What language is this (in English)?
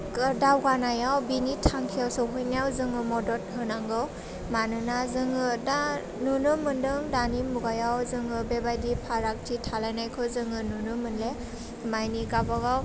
Bodo